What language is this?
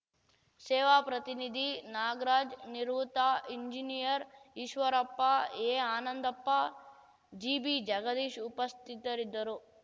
Kannada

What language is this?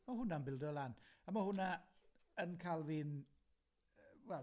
Welsh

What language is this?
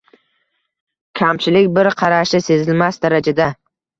Uzbek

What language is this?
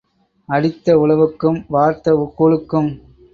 Tamil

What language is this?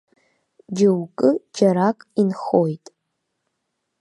Abkhazian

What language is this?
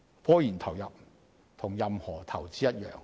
Cantonese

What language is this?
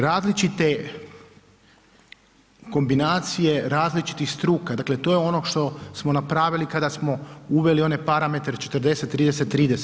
Croatian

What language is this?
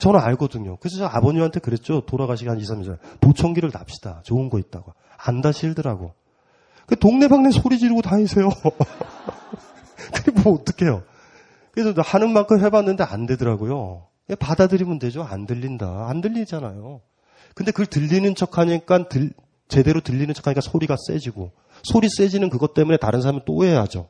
Korean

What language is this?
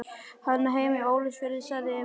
Icelandic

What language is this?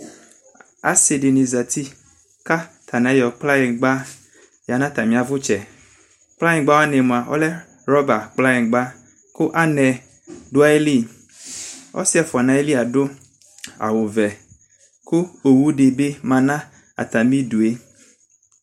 Ikposo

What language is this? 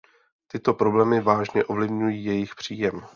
Czech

